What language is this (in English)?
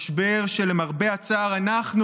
Hebrew